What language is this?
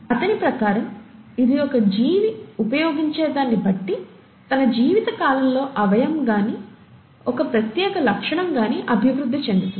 Telugu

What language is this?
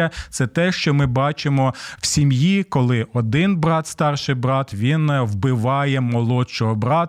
Ukrainian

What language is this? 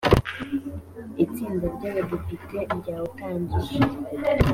Kinyarwanda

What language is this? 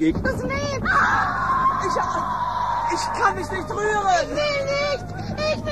German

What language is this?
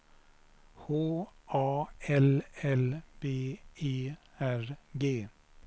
Swedish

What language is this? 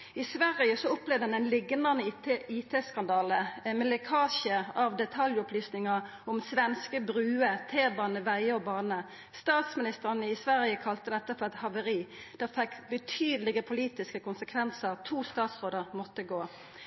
Norwegian Nynorsk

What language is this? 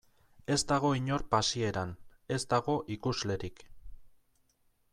Basque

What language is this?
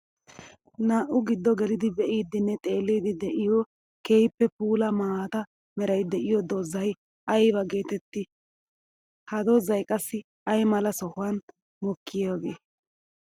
Wolaytta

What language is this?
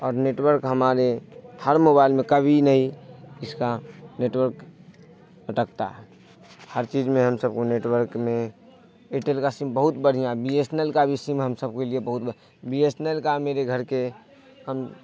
Urdu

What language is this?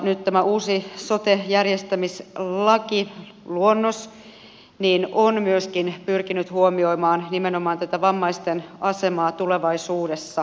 Finnish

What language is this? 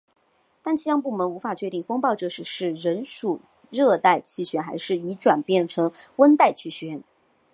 Chinese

